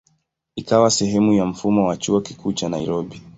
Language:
Swahili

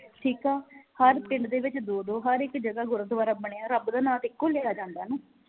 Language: Punjabi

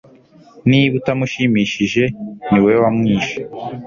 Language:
Kinyarwanda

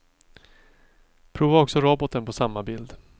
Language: Swedish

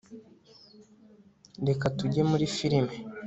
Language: Kinyarwanda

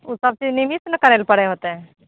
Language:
Maithili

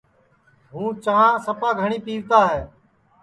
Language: Sansi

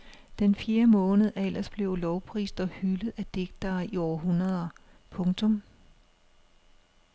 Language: Danish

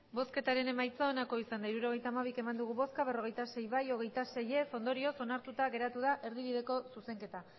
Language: Basque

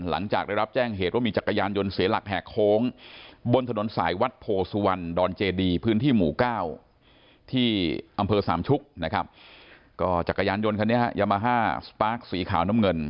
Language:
Thai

